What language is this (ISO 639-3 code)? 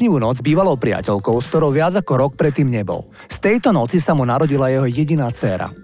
slk